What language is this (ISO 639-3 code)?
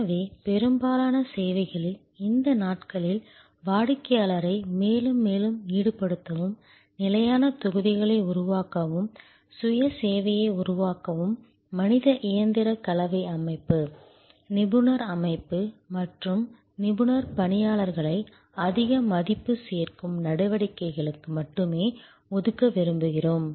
tam